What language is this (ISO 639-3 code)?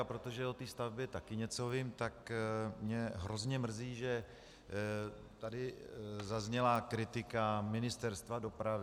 ces